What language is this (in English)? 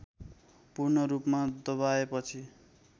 Nepali